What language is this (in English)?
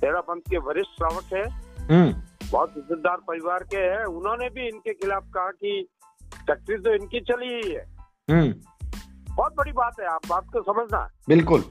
Hindi